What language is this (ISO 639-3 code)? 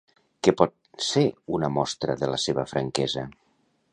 cat